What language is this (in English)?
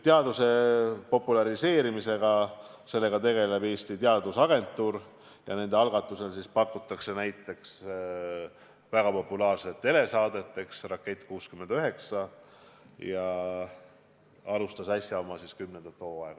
Estonian